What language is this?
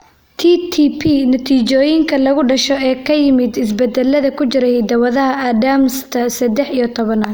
Somali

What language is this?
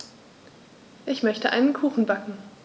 German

